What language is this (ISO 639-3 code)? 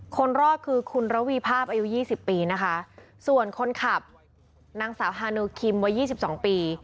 tha